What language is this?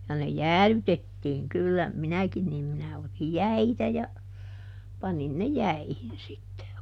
Finnish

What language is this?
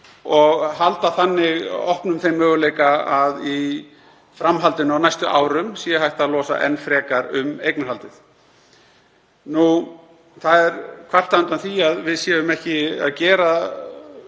Icelandic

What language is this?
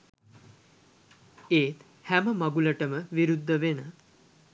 Sinhala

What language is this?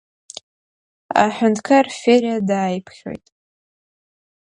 Abkhazian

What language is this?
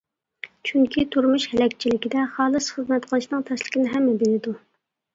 Uyghur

